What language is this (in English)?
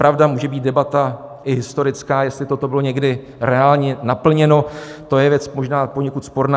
Czech